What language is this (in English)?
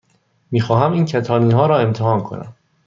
Persian